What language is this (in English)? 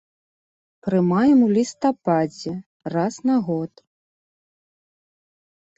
Belarusian